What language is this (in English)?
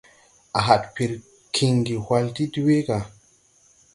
Tupuri